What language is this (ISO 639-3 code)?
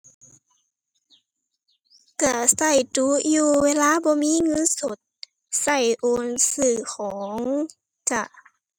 tha